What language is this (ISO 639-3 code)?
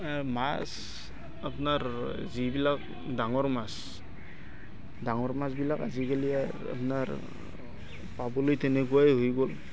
asm